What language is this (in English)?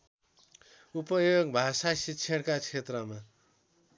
Nepali